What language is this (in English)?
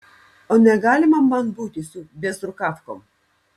Lithuanian